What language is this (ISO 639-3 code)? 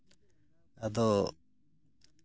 sat